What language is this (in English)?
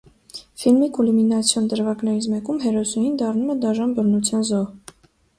Armenian